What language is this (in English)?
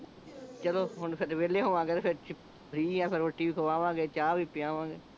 Punjabi